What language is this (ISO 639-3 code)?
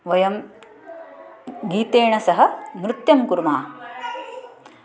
san